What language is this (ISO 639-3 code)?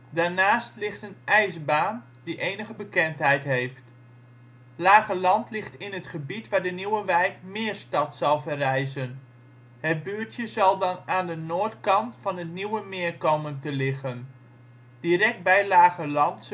nld